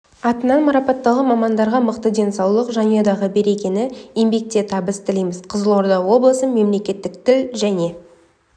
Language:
Kazakh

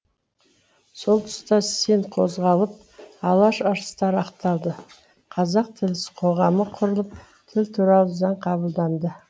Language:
Kazakh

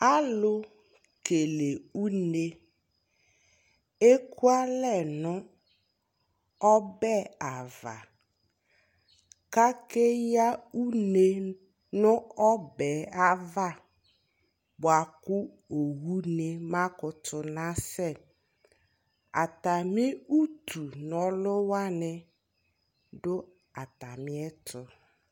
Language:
Ikposo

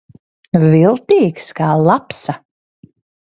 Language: Latvian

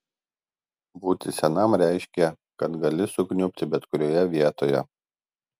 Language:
Lithuanian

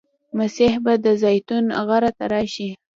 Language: Pashto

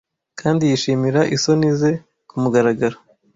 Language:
Kinyarwanda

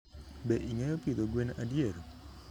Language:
Luo (Kenya and Tanzania)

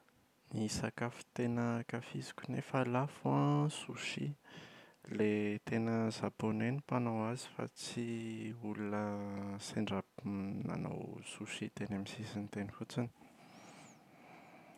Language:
Malagasy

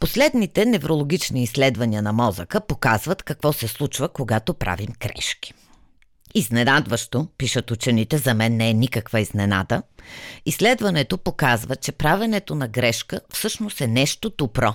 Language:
Bulgarian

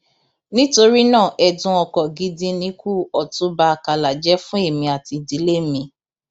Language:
Yoruba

